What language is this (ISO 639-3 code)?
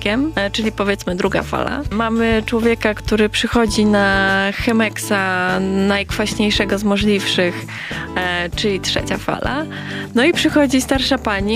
pol